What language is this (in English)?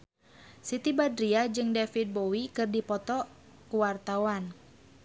Sundanese